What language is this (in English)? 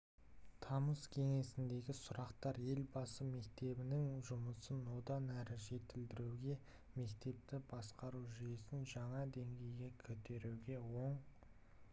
Kazakh